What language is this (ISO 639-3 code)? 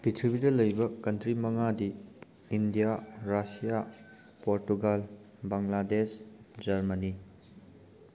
mni